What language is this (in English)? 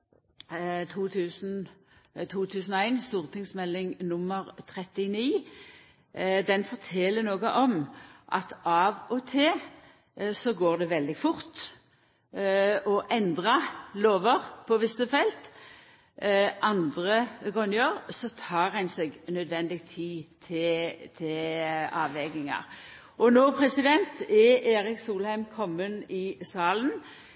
Norwegian Nynorsk